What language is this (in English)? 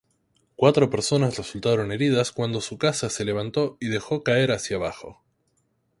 Spanish